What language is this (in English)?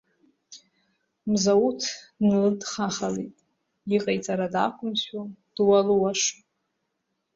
Abkhazian